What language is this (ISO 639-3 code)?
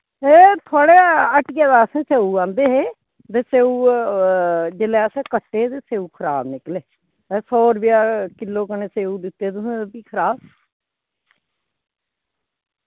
doi